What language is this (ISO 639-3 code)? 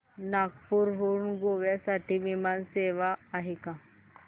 mar